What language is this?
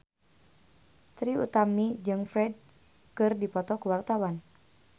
Sundanese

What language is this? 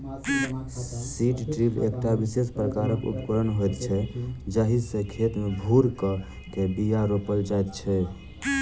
Maithili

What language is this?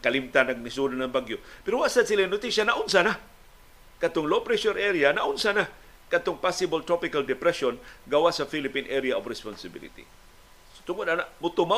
Filipino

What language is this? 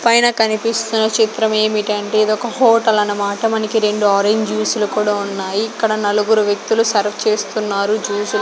Telugu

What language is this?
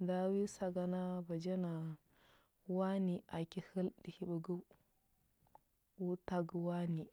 Huba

